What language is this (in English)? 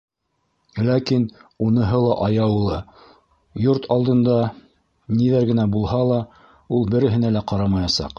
Bashkir